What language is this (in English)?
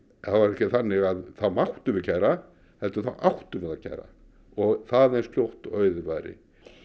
Icelandic